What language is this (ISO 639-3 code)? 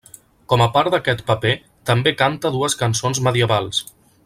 cat